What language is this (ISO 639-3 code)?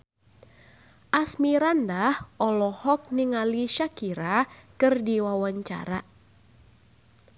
sun